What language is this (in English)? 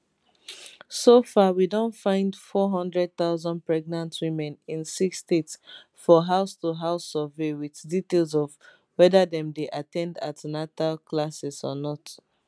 Nigerian Pidgin